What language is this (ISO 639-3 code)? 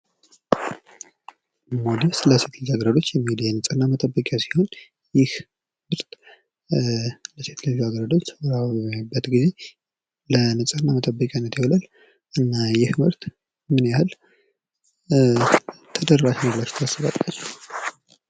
amh